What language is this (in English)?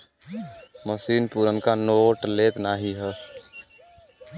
Bhojpuri